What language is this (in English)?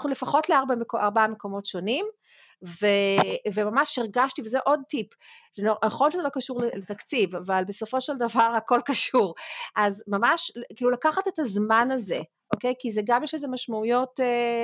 Hebrew